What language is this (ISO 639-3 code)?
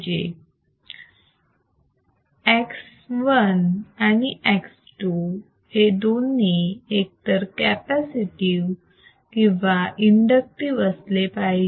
mar